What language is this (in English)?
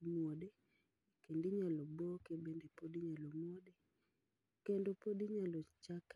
Luo (Kenya and Tanzania)